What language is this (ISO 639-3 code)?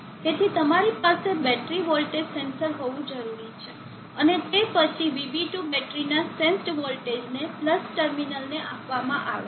guj